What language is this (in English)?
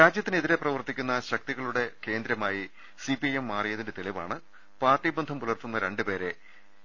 Malayalam